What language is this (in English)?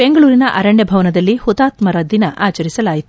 Kannada